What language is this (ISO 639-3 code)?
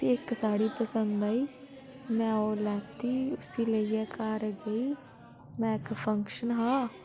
doi